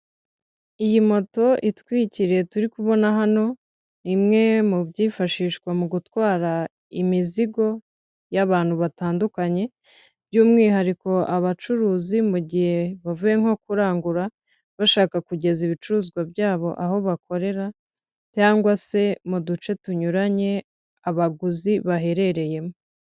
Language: Kinyarwanda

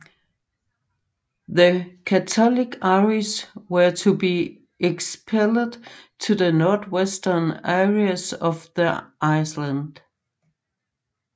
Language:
Danish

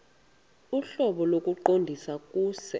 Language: Xhosa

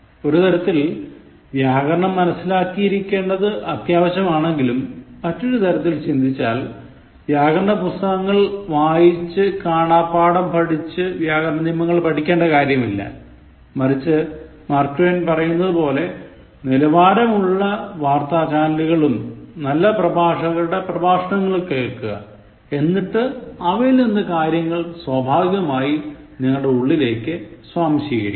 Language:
Malayalam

